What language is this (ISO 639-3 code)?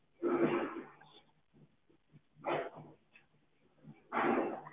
pan